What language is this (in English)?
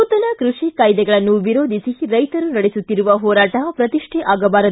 Kannada